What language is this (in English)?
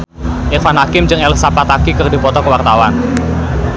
Sundanese